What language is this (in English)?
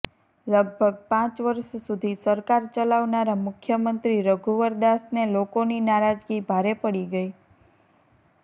Gujarati